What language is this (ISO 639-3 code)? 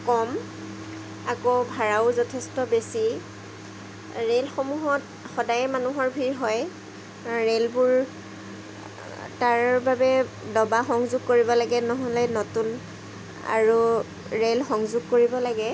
asm